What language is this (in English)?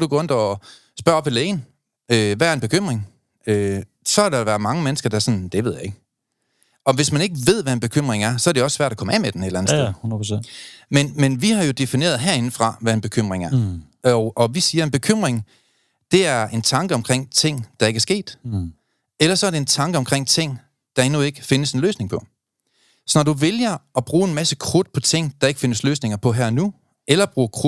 Danish